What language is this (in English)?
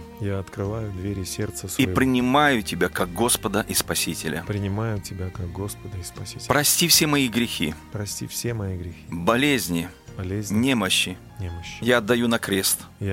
Russian